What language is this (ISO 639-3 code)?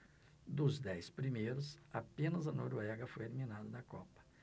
por